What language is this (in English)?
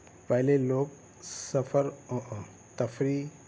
Urdu